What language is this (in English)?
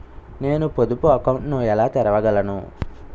Telugu